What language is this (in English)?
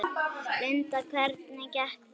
Icelandic